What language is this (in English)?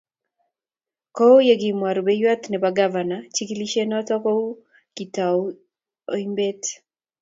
Kalenjin